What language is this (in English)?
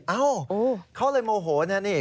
Thai